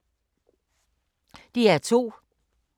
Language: Danish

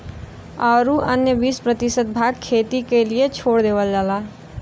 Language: Bhojpuri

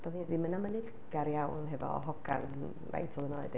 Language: Welsh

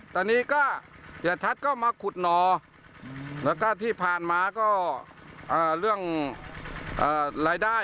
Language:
Thai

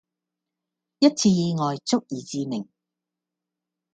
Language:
Cantonese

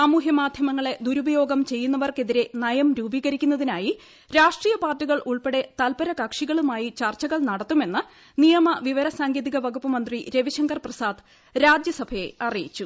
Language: Malayalam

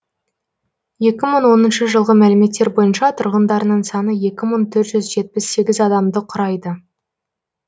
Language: Kazakh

